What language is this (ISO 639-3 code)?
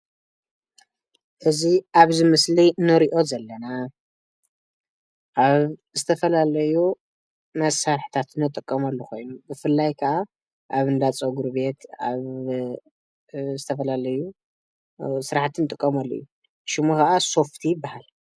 tir